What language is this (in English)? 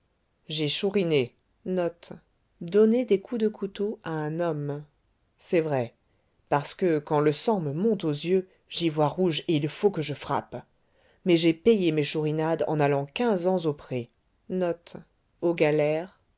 French